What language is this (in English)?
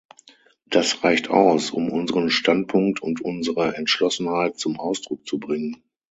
German